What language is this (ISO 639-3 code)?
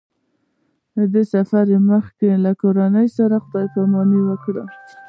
pus